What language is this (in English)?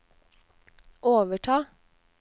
Norwegian